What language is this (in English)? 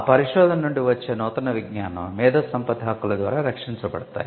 Telugu